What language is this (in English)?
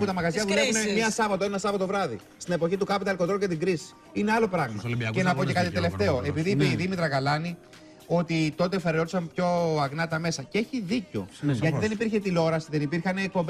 Greek